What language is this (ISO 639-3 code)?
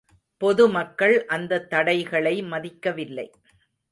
tam